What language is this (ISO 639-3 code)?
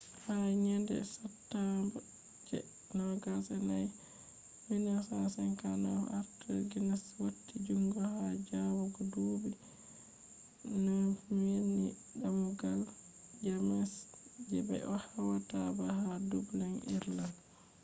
ful